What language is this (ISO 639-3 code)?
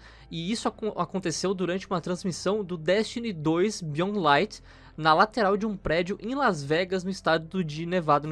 por